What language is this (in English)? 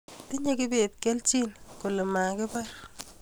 Kalenjin